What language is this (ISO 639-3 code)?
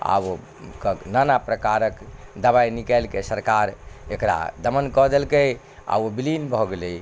mai